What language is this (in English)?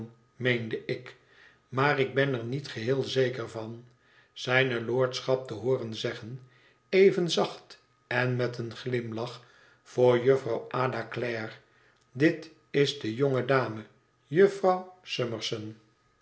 Dutch